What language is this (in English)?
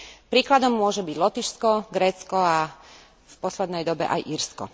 Slovak